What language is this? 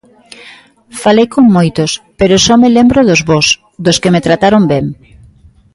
Galician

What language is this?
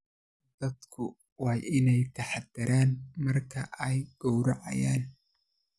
Somali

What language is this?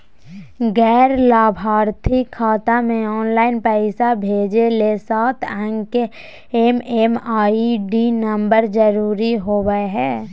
Magahi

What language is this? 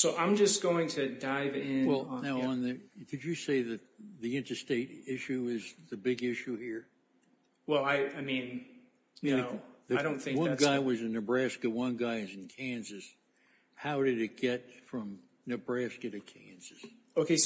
English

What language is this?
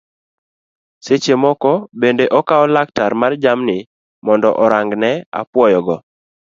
Luo (Kenya and Tanzania)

